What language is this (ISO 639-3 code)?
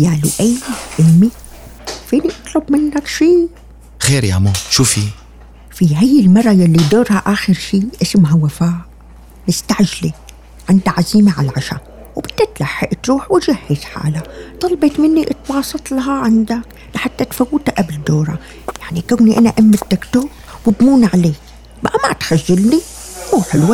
ara